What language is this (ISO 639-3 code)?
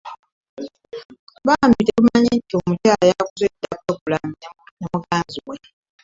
lug